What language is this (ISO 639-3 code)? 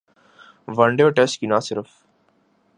urd